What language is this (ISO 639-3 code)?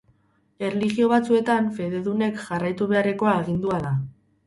eus